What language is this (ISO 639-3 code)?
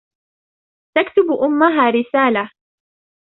ara